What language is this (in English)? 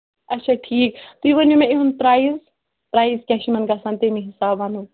Kashmiri